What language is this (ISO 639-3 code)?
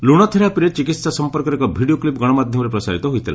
ori